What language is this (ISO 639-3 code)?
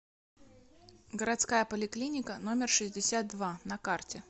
rus